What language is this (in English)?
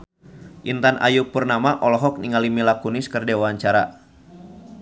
Sundanese